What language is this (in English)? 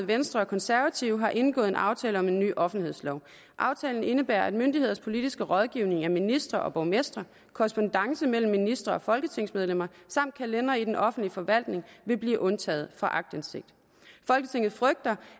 Danish